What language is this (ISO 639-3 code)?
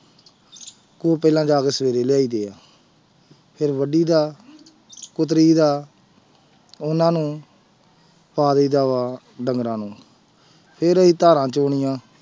pan